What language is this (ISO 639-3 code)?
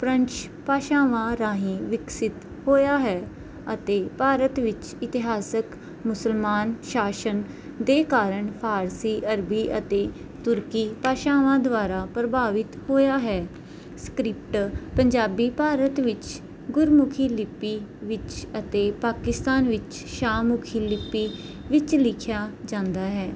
pan